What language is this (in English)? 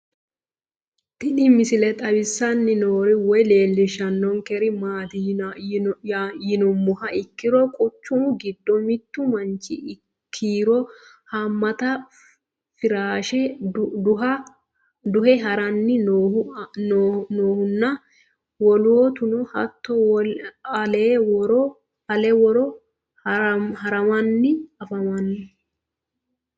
Sidamo